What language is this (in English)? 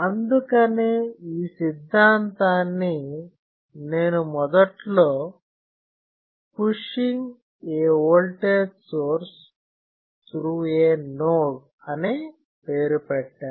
Telugu